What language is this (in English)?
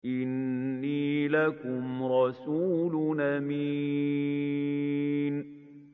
Arabic